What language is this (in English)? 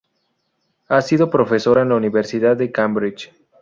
Spanish